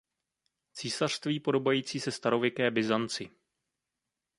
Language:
Czech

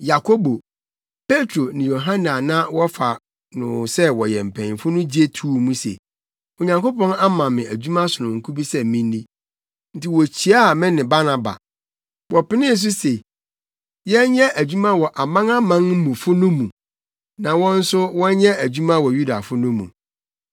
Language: Akan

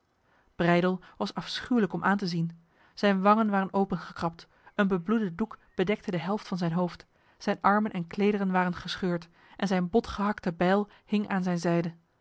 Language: Dutch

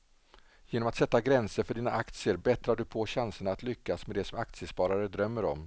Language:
Swedish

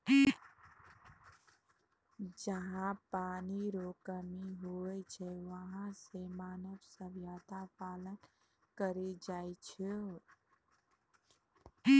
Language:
Maithili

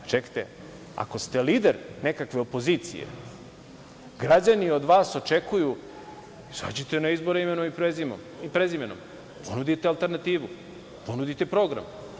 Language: Serbian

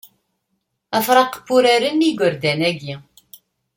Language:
Kabyle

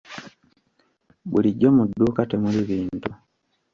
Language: Ganda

